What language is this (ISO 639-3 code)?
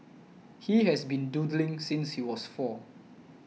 eng